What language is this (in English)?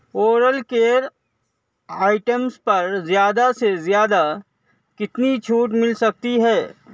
Urdu